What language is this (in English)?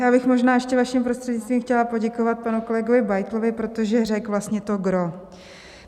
Czech